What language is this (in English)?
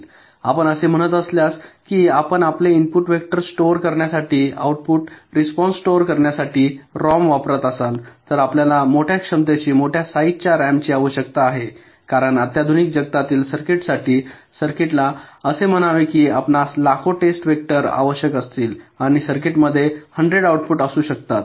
Marathi